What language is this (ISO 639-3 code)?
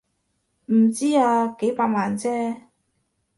yue